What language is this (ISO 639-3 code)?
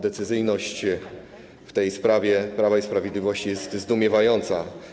pol